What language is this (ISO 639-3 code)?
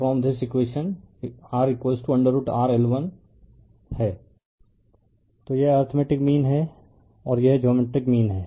hin